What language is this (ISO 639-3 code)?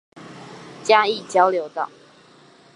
zho